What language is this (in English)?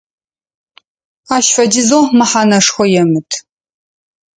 Adyghe